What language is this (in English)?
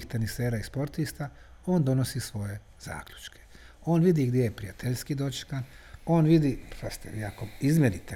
Croatian